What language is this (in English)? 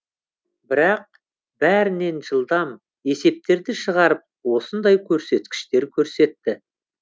Kazakh